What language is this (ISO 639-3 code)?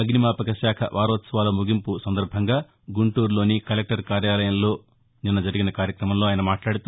tel